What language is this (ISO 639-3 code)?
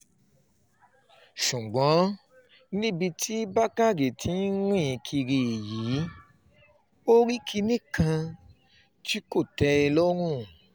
yor